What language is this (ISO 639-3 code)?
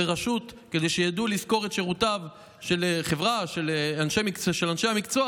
heb